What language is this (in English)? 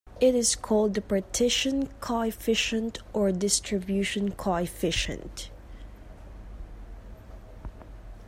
English